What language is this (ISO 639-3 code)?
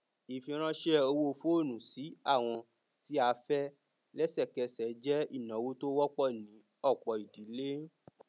yor